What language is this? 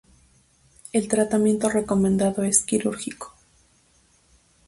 Spanish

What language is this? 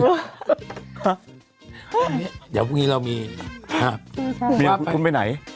Thai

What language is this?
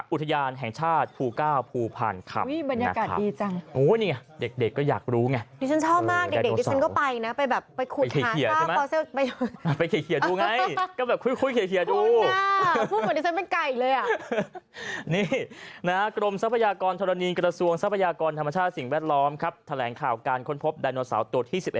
Thai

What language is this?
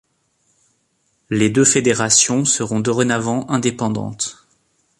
French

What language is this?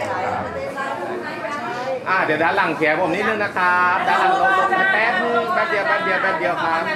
Thai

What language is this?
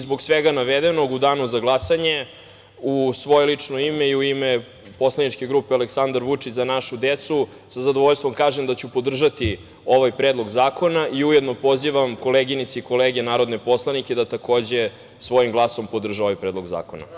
Serbian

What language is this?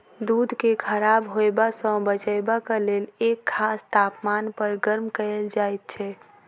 Maithili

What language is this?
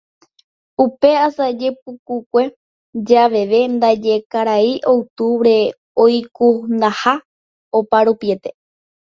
Guarani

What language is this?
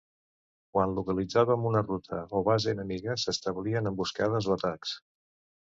Catalan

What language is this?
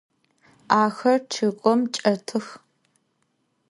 Adyghe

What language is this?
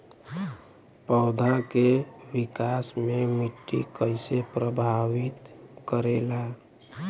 Bhojpuri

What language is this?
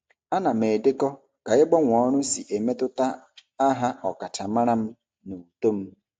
Igbo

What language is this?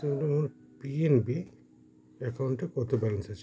Bangla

